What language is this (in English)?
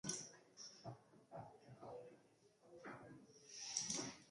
Basque